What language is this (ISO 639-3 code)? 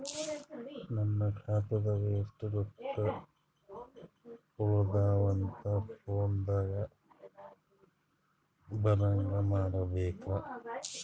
kan